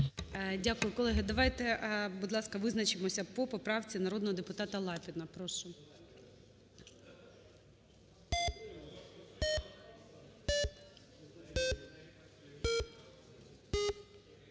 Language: Ukrainian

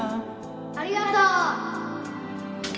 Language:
Japanese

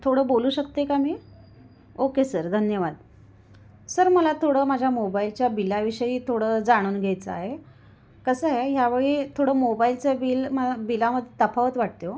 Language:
Marathi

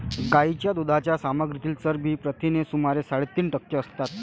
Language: Marathi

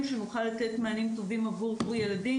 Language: Hebrew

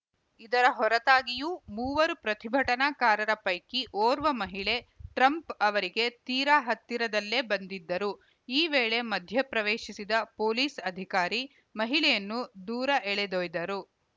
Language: Kannada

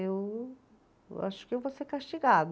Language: Portuguese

